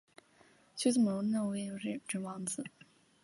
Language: Chinese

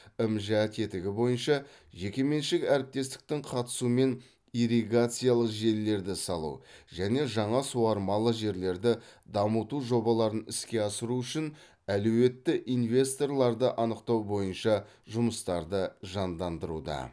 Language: Kazakh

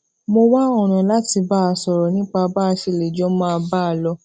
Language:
Yoruba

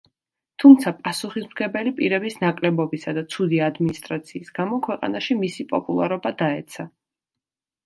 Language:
Georgian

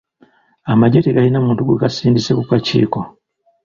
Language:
Ganda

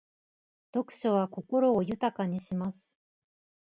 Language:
Japanese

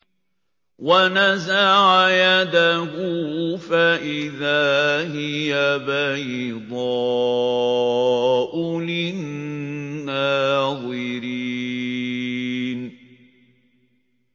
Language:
Arabic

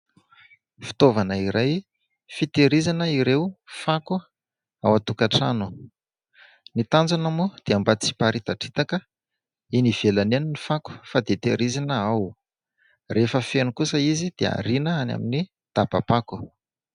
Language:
Malagasy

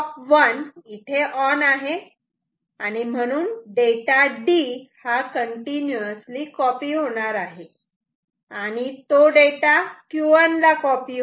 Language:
Marathi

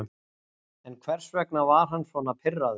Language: Icelandic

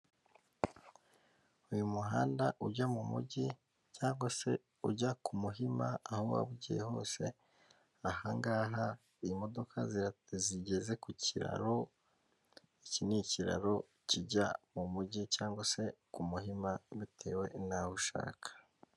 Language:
Kinyarwanda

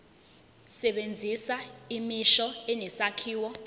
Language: Zulu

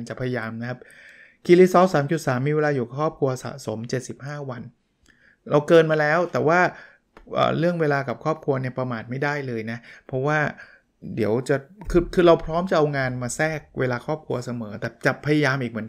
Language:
Thai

